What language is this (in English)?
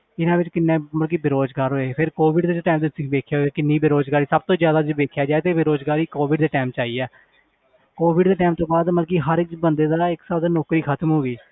Punjabi